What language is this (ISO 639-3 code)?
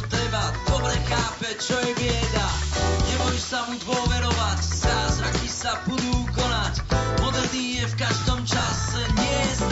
slk